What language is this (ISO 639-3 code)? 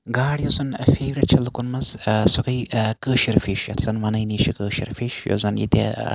kas